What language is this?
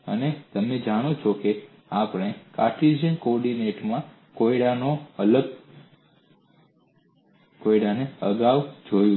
Gujarati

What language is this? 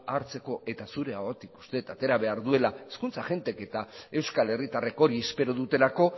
Basque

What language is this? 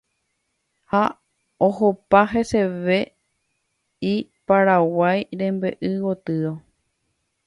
Guarani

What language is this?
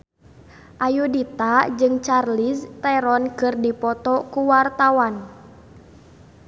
Sundanese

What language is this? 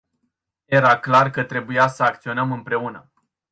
Romanian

